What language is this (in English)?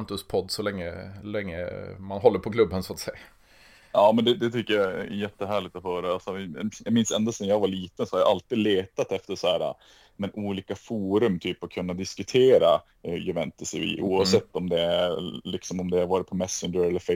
Swedish